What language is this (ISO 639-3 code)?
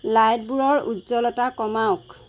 asm